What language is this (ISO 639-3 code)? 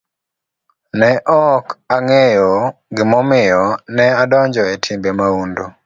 luo